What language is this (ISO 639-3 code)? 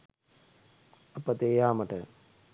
sin